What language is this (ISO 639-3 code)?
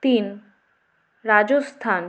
ben